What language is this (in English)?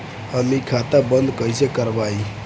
Bhojpuri